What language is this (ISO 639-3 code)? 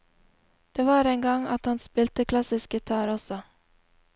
nor